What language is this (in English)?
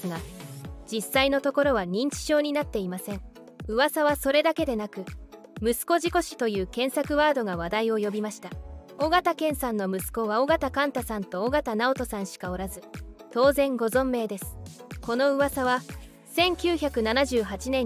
Japanese